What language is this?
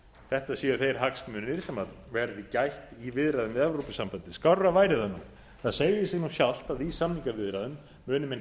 Icelandic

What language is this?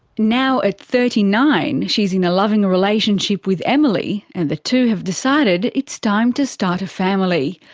English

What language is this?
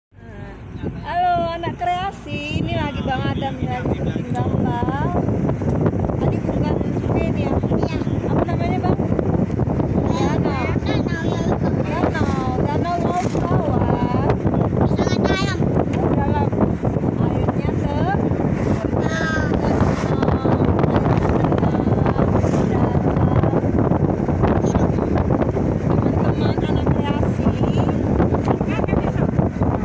Indonesian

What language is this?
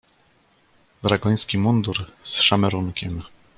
Polish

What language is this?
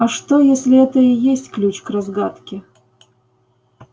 Russian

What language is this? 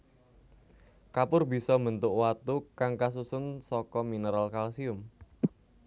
Javanese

